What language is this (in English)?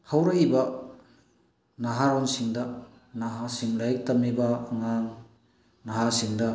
Manipuri